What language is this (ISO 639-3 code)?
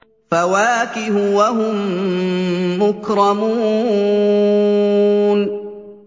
ara